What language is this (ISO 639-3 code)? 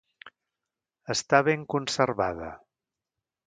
cat